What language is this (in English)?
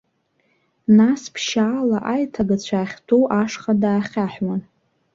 Abkhazian